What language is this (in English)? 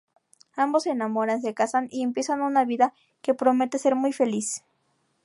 Spanish